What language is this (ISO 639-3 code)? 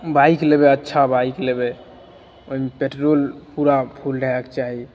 mai